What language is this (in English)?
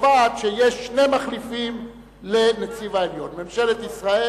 Hebrew